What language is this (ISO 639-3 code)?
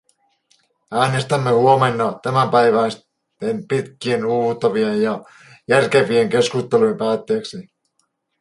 fin